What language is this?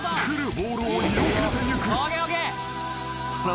Japanese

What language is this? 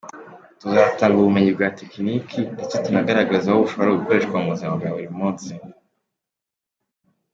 Kinyarwanda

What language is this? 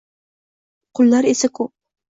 Uzbek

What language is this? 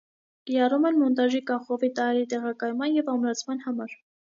Armenian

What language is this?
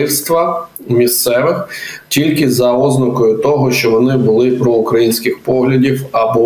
Ukrainian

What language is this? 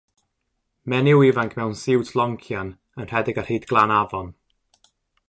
Welsh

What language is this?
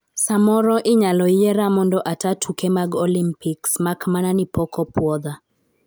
Luo (Kenya and Tanzania)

